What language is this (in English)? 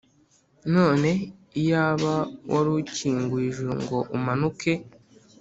Kinyarwanda